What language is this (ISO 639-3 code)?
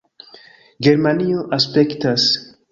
epo